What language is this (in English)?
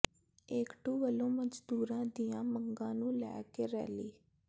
Punjabi